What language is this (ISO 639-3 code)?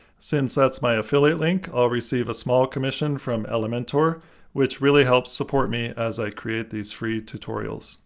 eng